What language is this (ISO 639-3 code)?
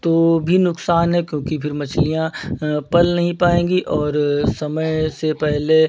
hin